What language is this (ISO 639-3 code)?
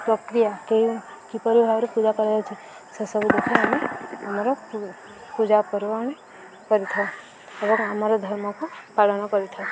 ori